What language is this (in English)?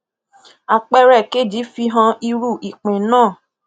Yoruba